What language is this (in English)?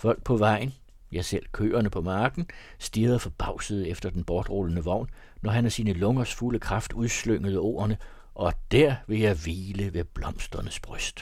Danish